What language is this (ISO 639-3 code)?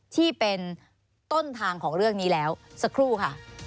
tha